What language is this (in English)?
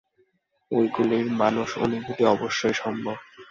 Bangla